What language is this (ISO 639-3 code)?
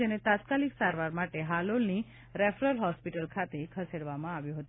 guj